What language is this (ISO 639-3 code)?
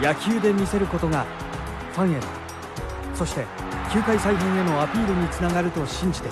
jpn